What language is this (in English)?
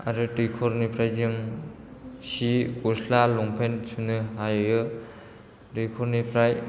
Bodo